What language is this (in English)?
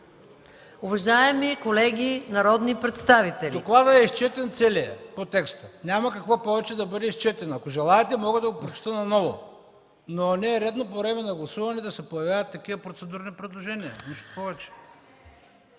Bulgarian